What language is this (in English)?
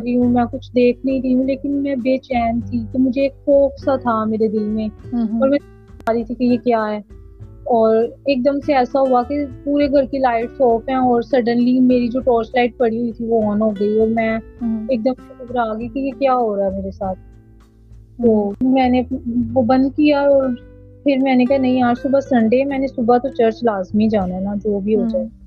Urdu